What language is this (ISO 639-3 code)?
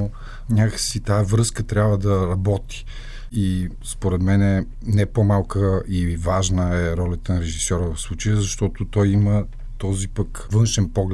bul